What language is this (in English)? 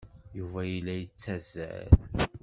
Kabyle